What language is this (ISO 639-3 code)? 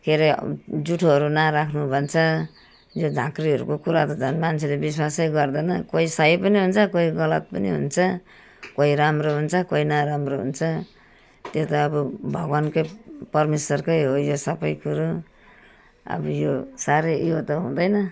nep